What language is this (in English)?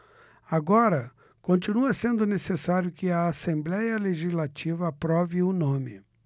Portuguese